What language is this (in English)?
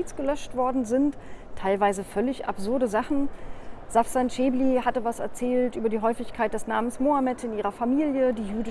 German